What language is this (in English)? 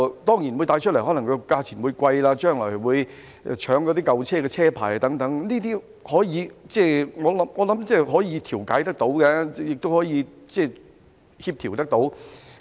Cantonese